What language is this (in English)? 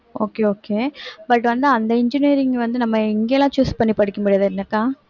Tamil